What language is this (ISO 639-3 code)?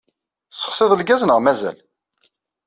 kab